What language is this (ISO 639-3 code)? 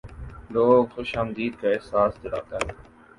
urd